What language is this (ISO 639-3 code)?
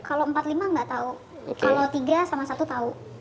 ind